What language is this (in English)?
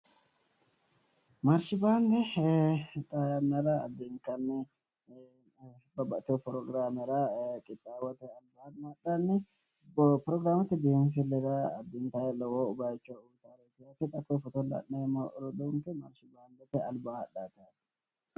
Sidamo